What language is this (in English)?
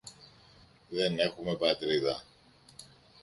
Greek